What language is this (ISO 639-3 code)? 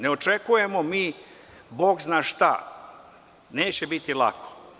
srp